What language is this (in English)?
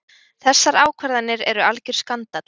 Icelandic